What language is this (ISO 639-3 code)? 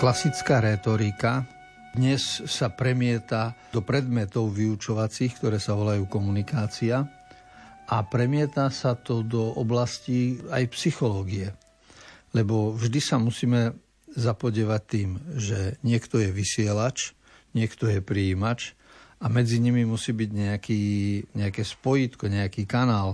slk